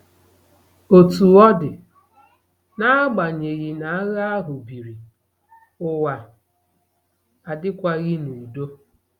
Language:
Igbo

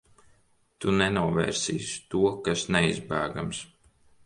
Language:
Latvian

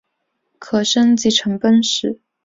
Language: Chinese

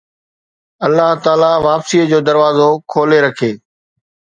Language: Sindhi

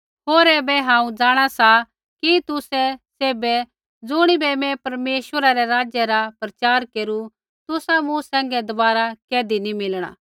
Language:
Kullu Pahari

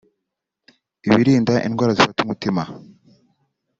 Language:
Kinyarwanda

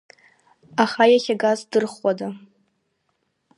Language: Abkhazian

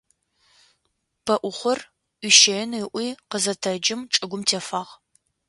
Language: Adyghe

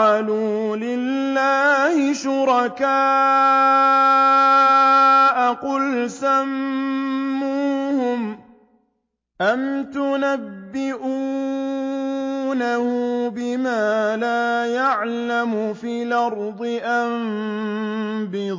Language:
Arabic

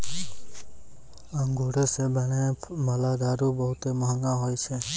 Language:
Maithili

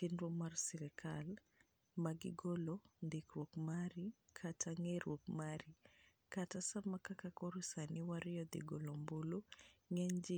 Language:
Luo (Kenya and Tanzania)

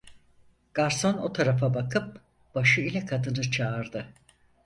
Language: Turkish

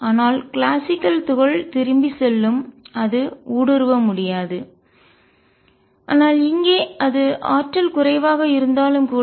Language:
Tamil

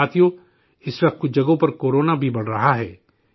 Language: Urdu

